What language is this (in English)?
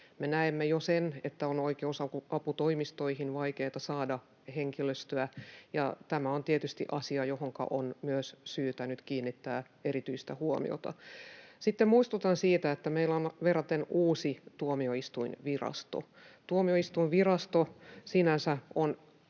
Finnish